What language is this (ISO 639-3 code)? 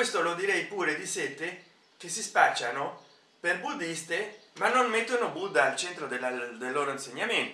ita